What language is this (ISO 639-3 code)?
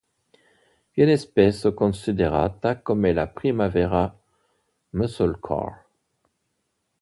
ita